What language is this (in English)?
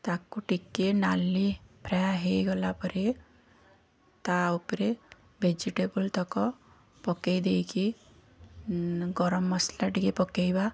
Odia